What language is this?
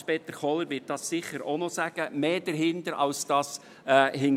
Swiss German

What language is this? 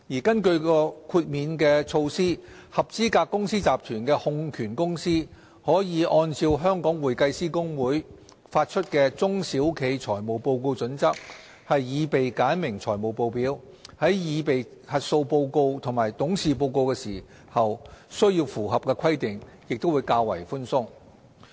Cantonese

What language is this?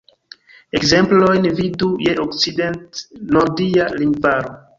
Esperanto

